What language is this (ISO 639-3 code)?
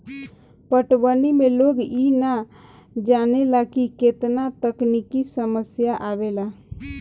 bho